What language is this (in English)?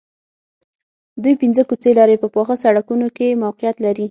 Pashto